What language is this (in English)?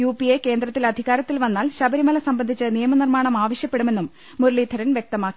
Malayalam